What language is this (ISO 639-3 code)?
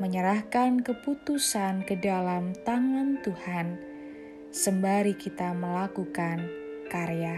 ind